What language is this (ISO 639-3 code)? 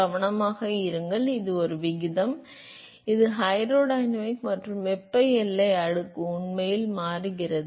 tam